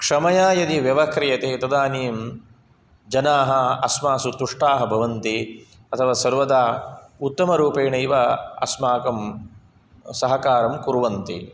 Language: Sanskrit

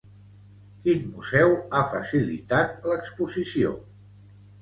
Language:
Catalan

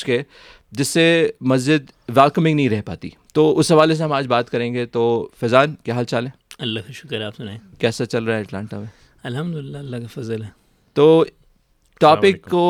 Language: Urdu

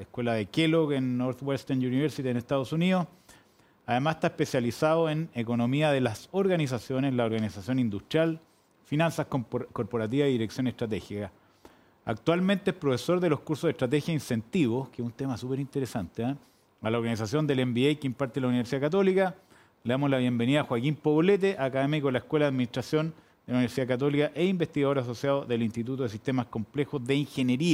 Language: Spanish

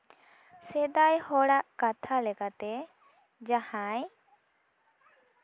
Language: Santali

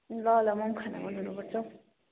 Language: Nepali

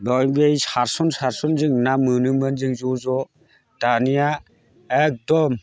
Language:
Bodo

